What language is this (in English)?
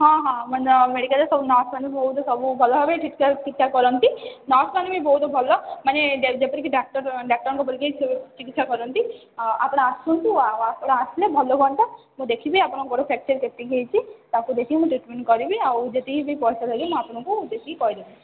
Odia